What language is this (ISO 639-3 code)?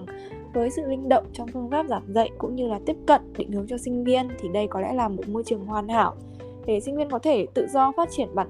vie